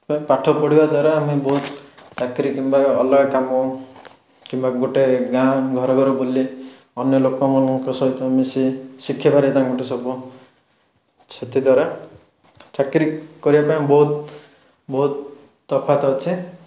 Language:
Odia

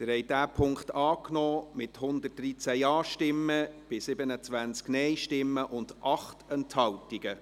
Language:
Swiss German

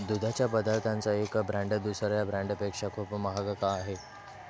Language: Marathi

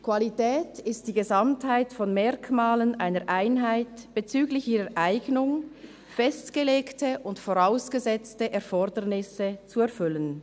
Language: Swiss German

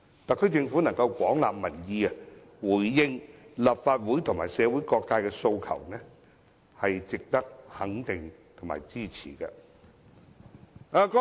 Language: Cantonese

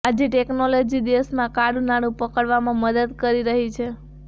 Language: Gujarati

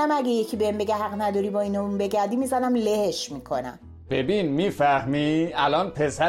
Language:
Persian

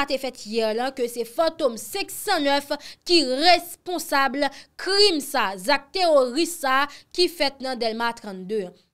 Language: French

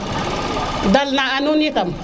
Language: Serer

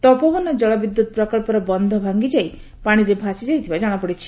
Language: Odia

